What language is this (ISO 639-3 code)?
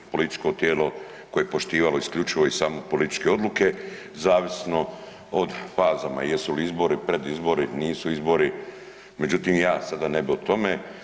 hrv